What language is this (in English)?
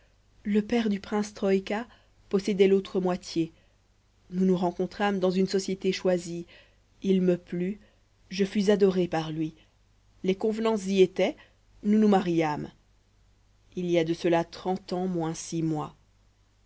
French